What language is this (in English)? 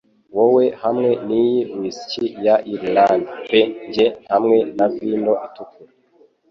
Kinyarwanda